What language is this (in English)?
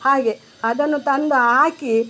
Kannada